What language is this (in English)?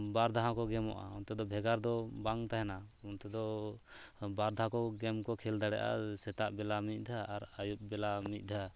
Santali